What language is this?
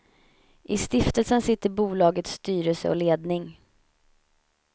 Swedish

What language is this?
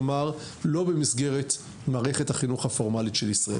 Hebrew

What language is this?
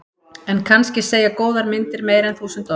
Icelandic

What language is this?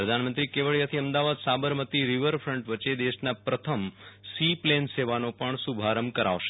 Gujarati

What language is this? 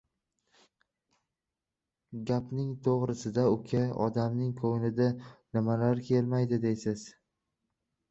Uzbek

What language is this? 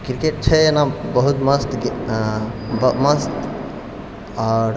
Maithili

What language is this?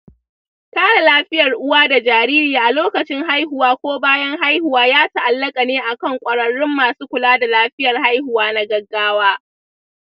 Hausa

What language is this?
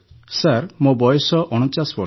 Odia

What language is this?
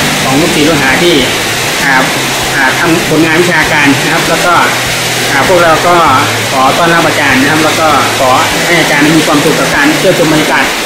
Thai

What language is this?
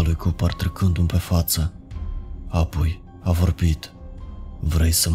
Romanian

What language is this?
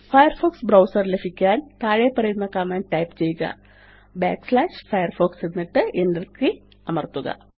Malayalam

